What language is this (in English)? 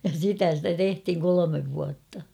Finnish